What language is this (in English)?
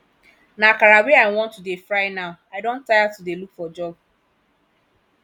Nigerian Pidgin